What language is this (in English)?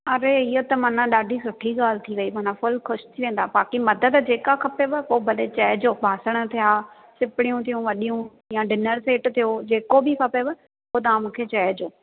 Sindhi